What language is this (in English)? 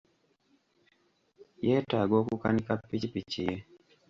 Ganda